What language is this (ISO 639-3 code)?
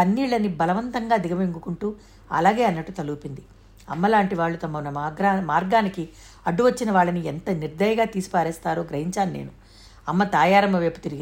tel